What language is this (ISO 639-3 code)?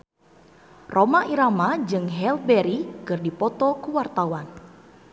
sun